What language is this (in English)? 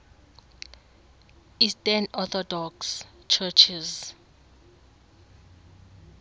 Xhosa